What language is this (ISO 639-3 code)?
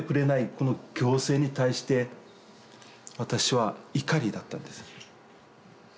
jpn